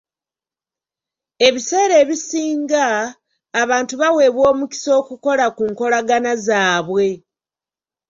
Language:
Ganda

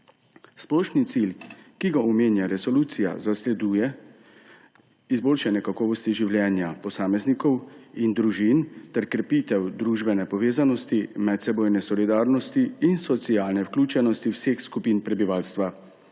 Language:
Slovenian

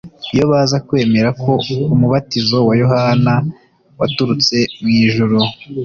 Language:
Kinyarwanda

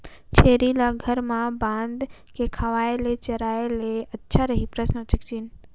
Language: Chhattisgarhi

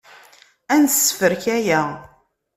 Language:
Kabyle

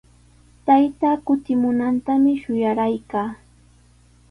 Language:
Sihuas Ancash Quechua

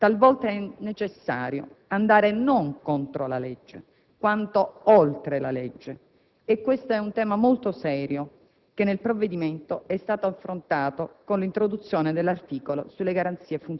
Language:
Italian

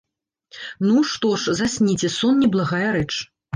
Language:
Belarusian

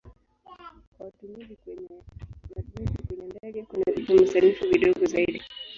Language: Swahili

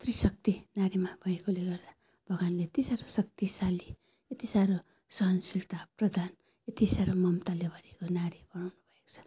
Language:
Nepali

